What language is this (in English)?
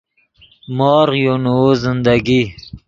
Yidgha